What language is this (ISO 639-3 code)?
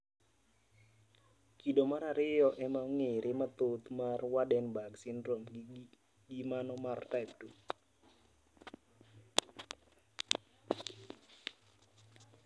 luo